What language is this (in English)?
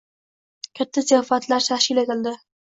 Uzbek